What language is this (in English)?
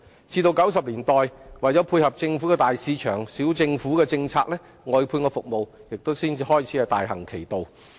Cantonese